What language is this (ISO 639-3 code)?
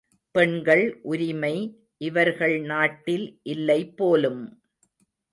tam